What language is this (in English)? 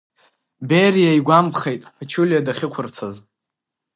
Abkhazian